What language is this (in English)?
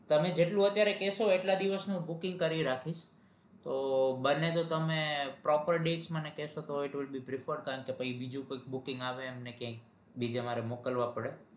Gujarati